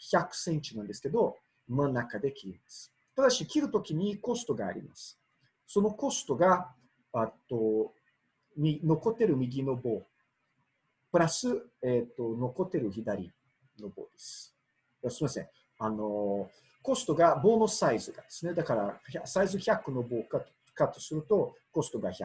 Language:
Japanese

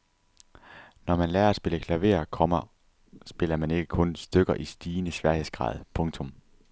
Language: Danish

